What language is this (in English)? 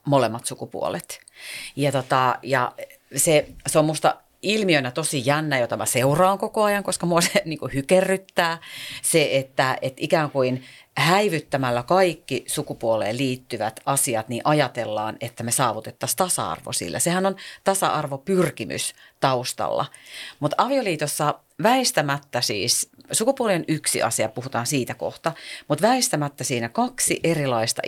Finnish